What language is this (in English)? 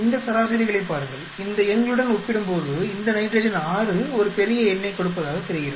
Tamil